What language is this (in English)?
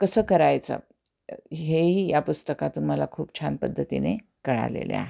Marathi